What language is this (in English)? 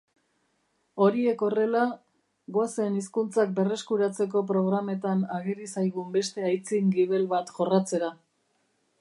Basque